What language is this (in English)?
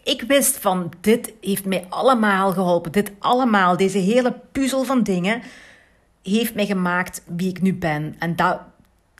Dutch